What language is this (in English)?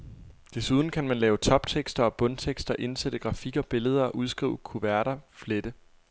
Danish